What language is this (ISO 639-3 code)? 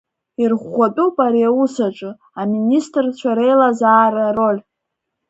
abk